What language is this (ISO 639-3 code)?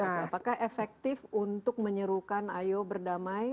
ind